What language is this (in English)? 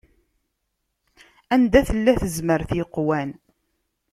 Kabyle